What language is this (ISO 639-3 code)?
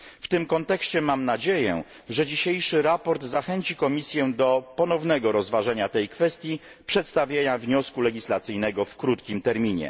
pol